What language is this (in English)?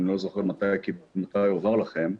Hebrew